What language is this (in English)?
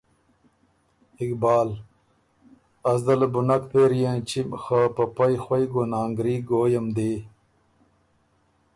Ormuri